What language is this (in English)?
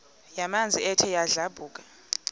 Xhosa